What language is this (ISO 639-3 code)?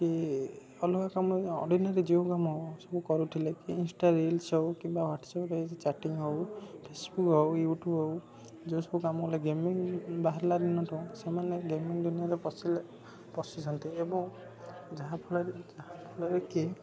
ori